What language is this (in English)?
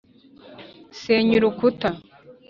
Kinyarwanda